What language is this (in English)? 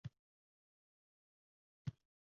Uzbek